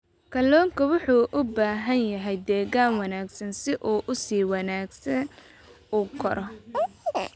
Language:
Somali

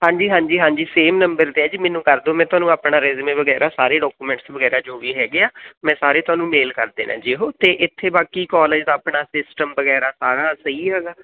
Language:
Punjabi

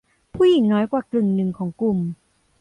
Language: Thai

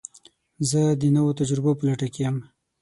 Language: Pashto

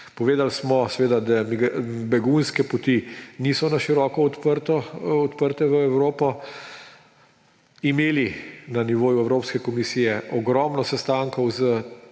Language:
Slovenian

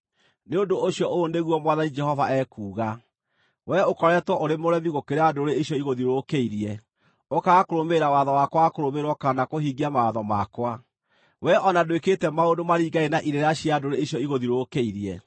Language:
Kikuyu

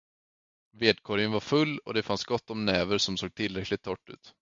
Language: Swedish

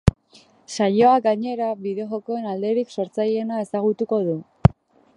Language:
Basque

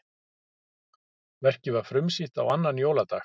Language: Icelandic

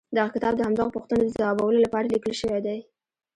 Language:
Pashto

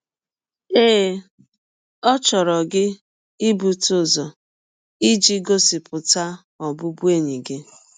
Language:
Igbo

